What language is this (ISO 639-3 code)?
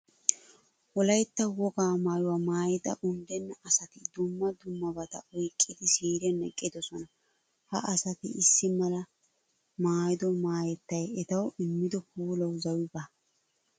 wal